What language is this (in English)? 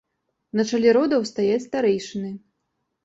Belarusian